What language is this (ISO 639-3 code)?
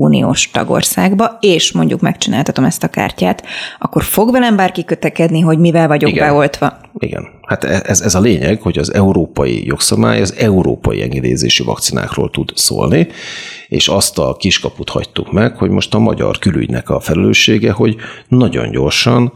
hun